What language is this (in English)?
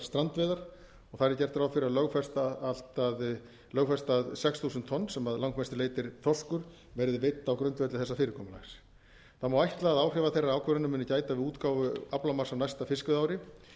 Icelandic